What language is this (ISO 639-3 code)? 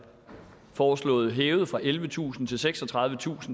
dan